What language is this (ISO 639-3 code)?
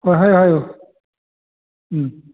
mni